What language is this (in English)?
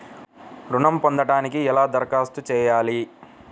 Telugu